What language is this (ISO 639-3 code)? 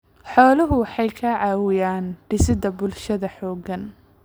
som